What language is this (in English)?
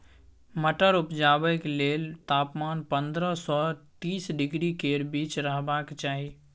Maithili